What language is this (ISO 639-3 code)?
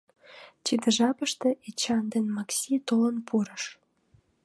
chm